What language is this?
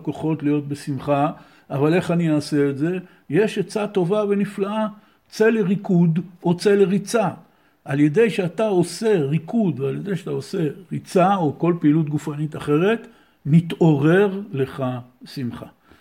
Hebrew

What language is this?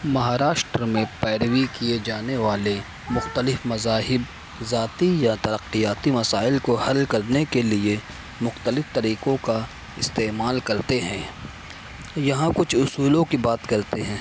Urdu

